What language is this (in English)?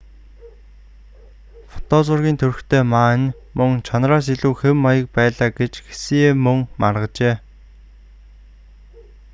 Mongolian